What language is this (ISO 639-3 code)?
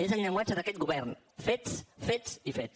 cat